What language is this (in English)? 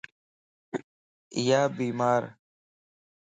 Lasi